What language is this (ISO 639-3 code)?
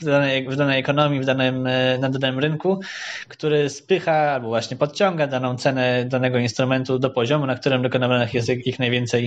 pol